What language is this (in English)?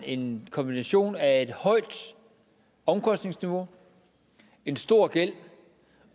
Danish